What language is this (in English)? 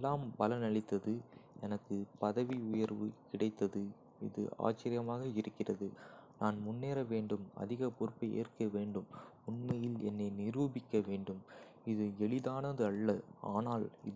Kota (India)